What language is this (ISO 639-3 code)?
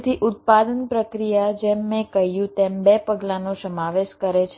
guj